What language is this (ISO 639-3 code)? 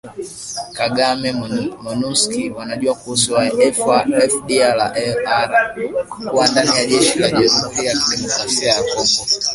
swa